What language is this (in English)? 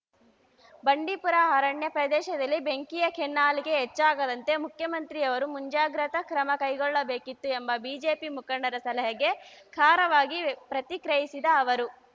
Kannada